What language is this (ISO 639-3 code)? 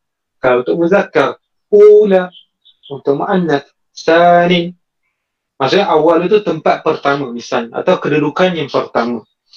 msa